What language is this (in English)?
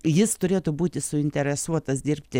Lithuanian